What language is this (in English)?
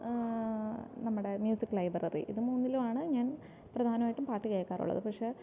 Malayalam